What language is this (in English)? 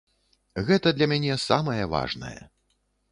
Belarusian